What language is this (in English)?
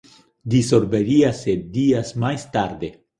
Galician